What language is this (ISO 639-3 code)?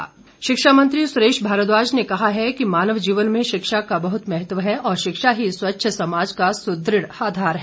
hin